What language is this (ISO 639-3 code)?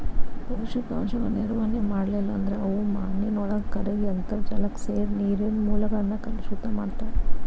kan